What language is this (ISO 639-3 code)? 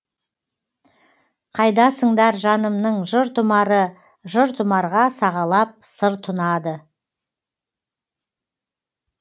kaz